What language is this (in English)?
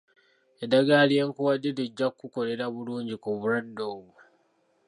Ganda